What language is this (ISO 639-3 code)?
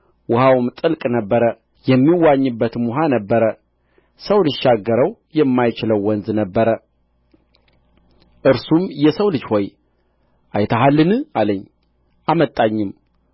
amh